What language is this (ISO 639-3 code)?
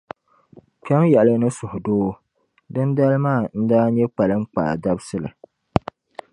dag